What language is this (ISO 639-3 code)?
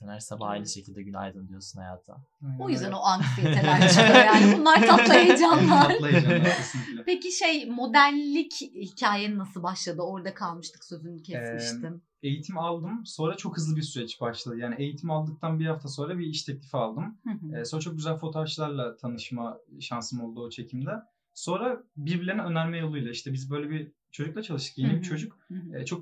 tur